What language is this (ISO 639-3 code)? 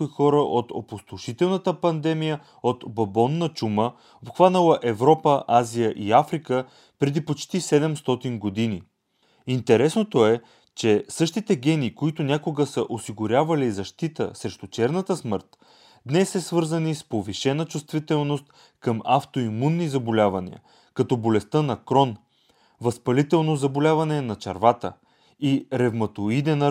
bul